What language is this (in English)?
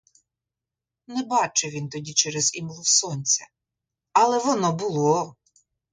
Ukrainian